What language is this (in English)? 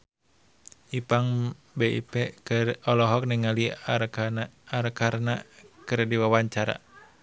Sundanese